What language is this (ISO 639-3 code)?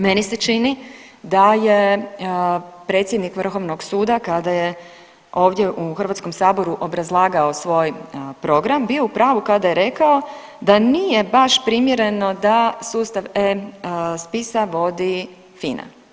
hrv